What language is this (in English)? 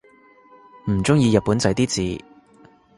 Cantonese